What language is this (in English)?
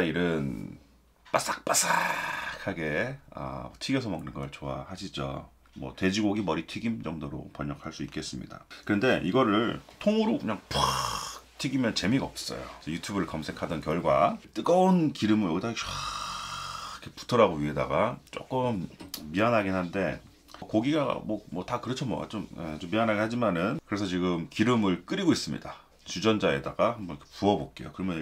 Korean